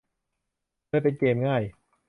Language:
Thai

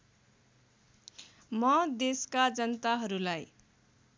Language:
Nepali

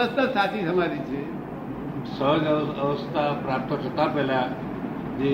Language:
Gujarati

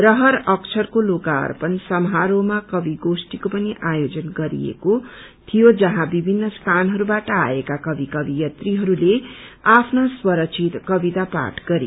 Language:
Nepali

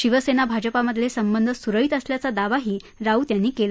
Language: Marathi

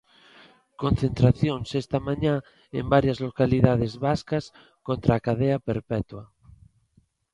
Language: Galician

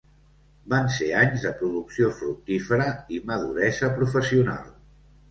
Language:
Catalan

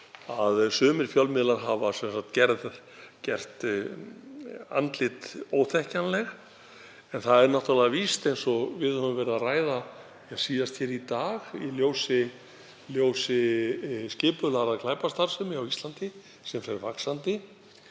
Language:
Icelandic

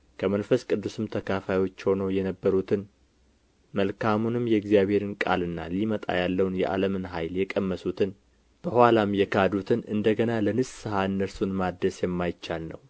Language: Amharic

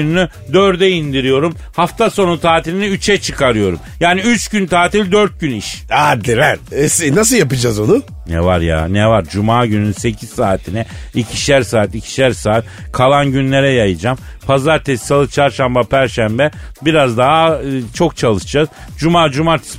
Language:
Turkish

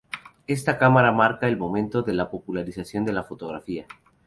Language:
Spanish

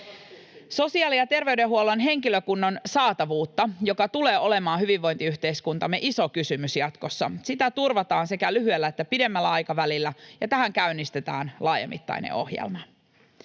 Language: Finnish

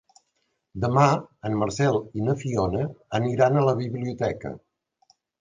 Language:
Catalan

